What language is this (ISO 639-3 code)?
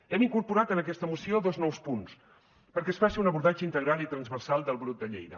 cat